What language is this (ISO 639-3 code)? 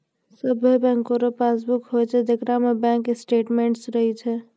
mai